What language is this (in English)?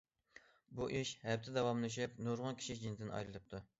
Uyghur